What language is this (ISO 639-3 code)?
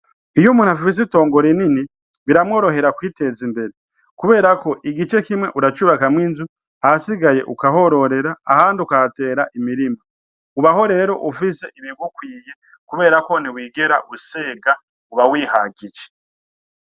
run